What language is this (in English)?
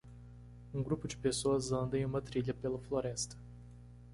Portuguese